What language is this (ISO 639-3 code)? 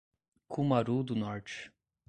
por